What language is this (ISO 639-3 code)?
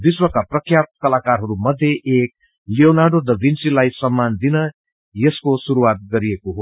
nep